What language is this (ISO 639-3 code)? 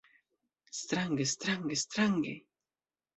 epo